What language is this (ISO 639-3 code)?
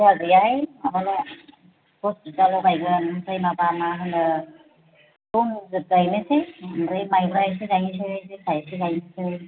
brx